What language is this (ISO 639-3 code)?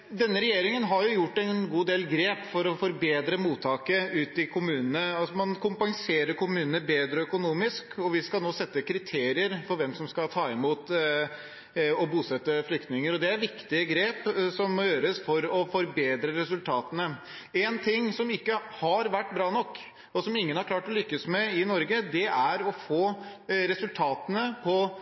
nob